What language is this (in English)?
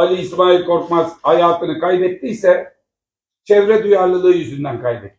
Turkish